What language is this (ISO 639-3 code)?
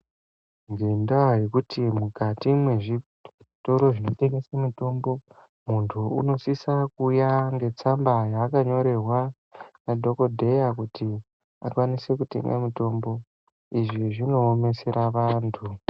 ndc